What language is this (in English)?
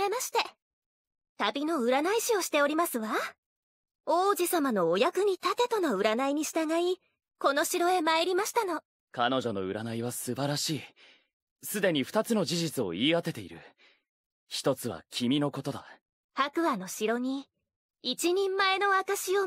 Japanese